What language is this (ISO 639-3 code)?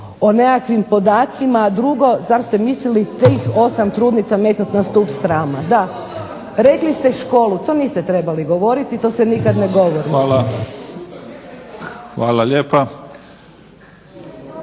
hrv